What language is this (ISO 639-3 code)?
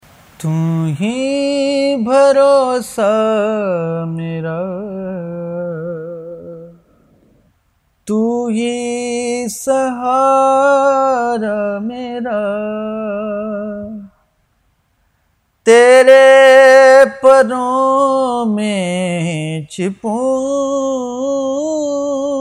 urd